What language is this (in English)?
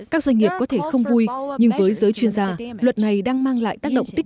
Vietnamese